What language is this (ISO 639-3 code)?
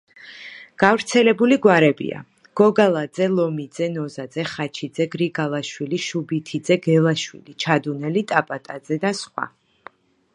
kat